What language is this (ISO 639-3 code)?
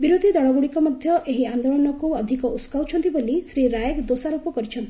ori